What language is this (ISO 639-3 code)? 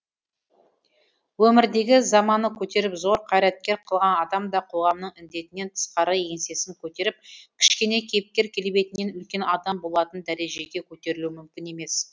kaz